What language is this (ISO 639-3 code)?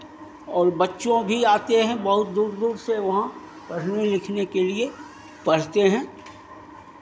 hin